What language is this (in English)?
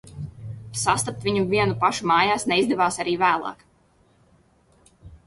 Latvian